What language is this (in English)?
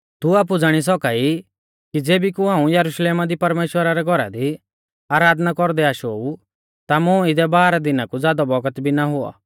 Mahasu Pahari